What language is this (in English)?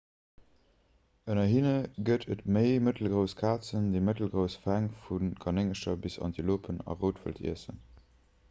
Luxembourgish